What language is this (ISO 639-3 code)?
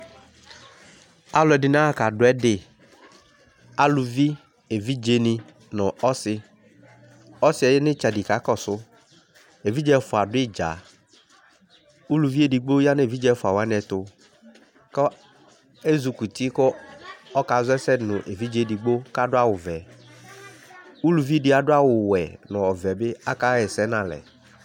kpo